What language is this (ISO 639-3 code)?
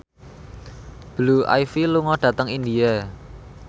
jav